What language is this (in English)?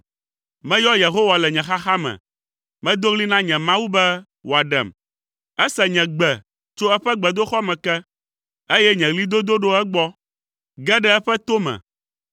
Ewe